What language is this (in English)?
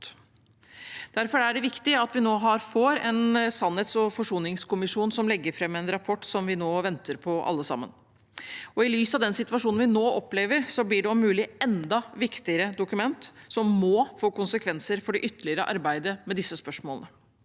Norwegian